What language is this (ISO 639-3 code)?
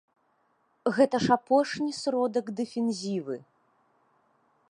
bel